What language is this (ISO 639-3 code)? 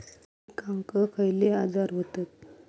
mar